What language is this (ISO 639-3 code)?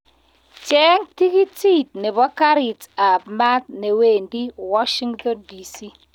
kln